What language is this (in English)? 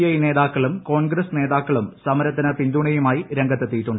Malayalam